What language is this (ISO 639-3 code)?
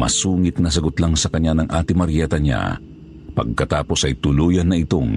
fil